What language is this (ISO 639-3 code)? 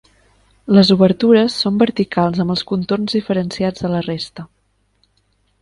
cat